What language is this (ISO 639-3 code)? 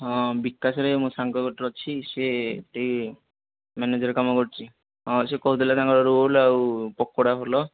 ori